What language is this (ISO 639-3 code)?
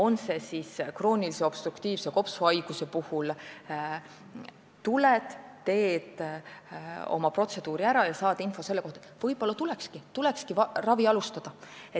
est